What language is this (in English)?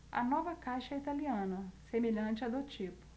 Portuguese